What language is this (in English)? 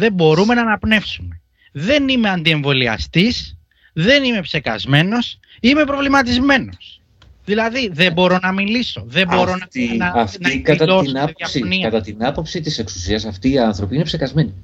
Greek